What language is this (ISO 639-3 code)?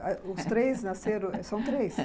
por